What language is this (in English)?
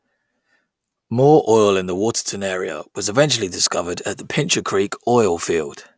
English